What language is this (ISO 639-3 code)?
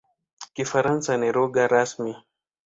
swa